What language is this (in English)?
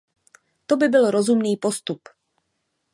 Czech